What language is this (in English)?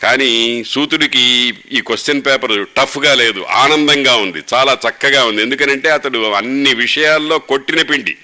Telugu